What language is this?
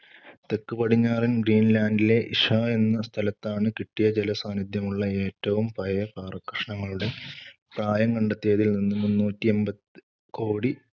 Malayalam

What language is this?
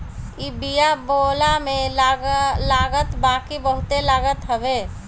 Bhojpuri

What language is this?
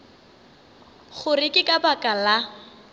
Northern Sotho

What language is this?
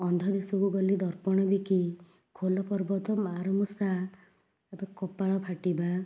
Odia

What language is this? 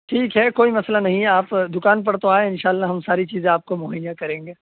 Urdu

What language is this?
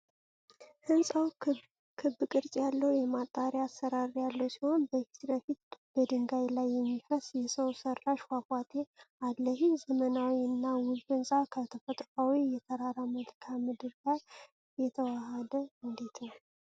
Amharic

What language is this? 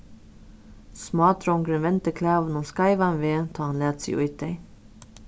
Faroese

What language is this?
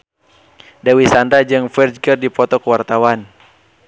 Sundanese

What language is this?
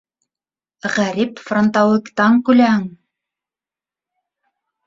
Bashkir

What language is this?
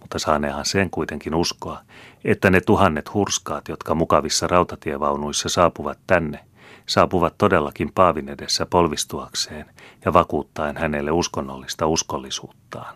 Finnish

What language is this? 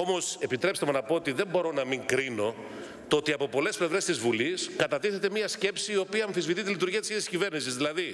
Greek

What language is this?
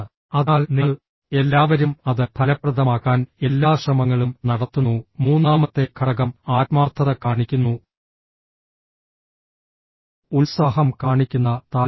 Malayalam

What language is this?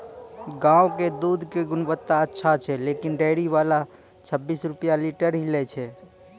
Maithili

